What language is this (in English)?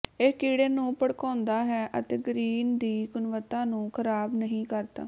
Punjabi